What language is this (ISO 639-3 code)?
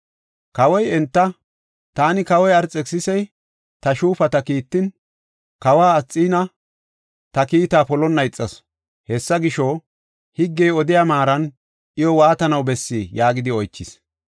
gof